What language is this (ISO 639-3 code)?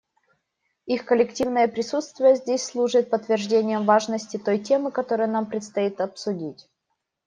rus